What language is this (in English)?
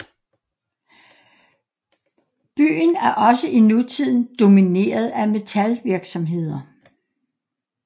Danish